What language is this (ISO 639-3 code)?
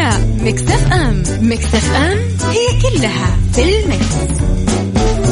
ara